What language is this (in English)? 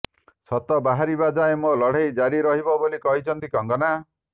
Odia